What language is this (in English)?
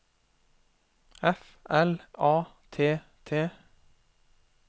Norwegian